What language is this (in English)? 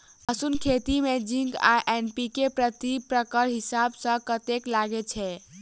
Maithili